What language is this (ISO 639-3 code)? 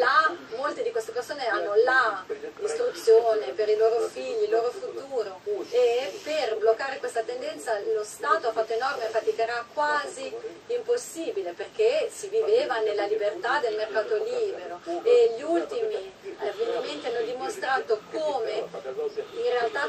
ita